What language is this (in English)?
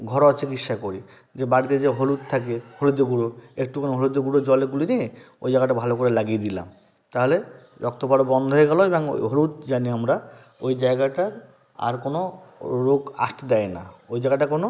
Bangla